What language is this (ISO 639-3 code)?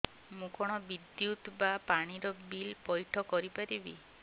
ori